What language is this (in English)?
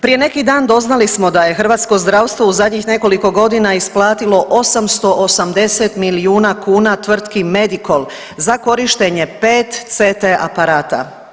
Croatian